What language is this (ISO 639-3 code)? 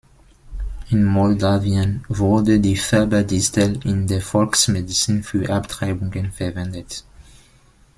deu